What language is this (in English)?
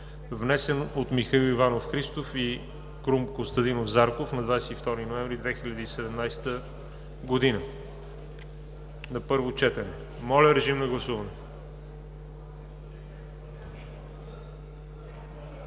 Bulgarian